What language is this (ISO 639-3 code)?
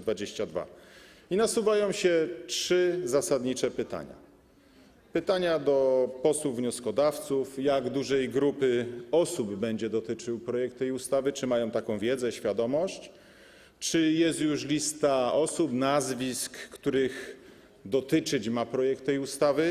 pol